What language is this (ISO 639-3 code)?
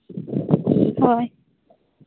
sat